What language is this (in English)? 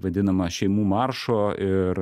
Lithuanian